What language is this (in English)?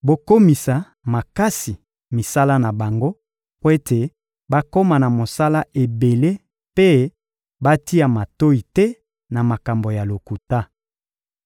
Lingala